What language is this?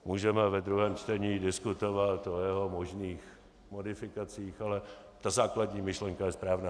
Czech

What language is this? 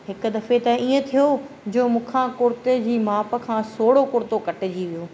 Sindhi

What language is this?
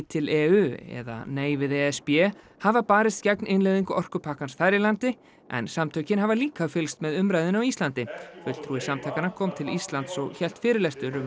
Icelandic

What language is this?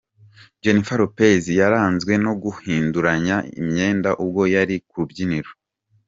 Kinyarwanda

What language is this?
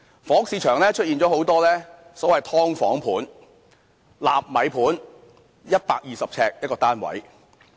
Cantonese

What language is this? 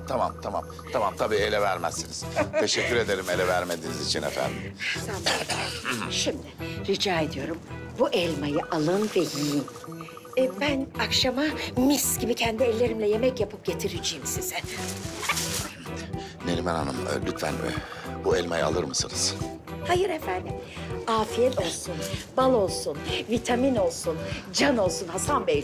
Turkish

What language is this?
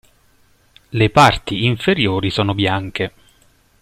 Italian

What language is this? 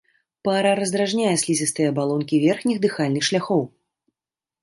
Belarusian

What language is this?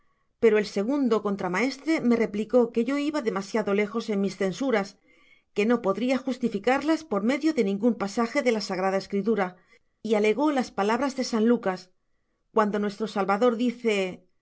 Spanish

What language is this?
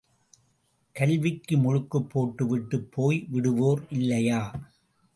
Tamil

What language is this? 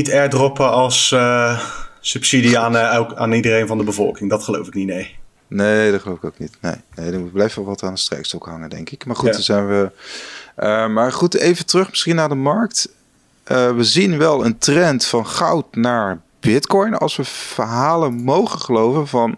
Dutch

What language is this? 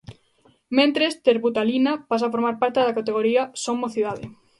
Galician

